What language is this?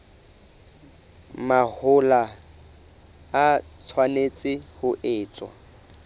Southern Sotho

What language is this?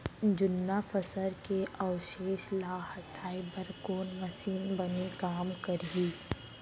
Chhattisgarhi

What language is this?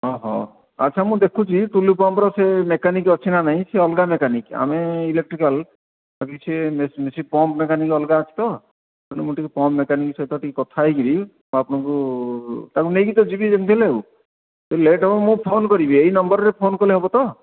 Odia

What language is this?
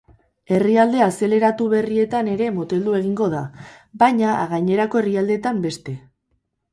Basque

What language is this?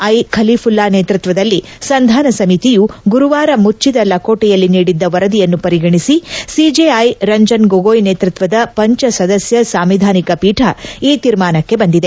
Kannada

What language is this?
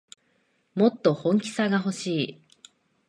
Japanese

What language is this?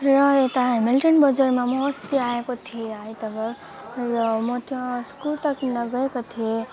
Nepali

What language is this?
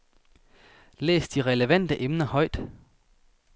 Danish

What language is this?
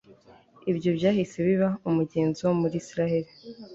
Kinyarwanda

